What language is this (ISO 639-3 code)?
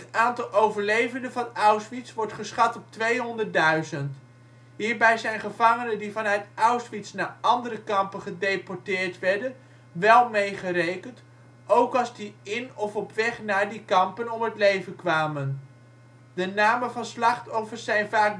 nld